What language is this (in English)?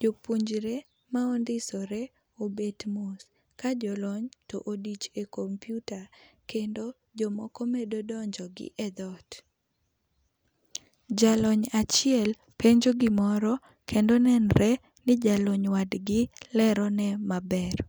Luo (Kenya and Tanzania)